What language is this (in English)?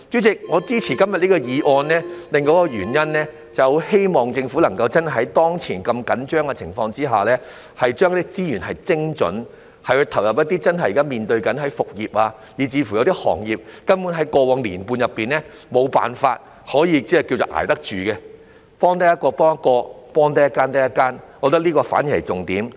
Cantonese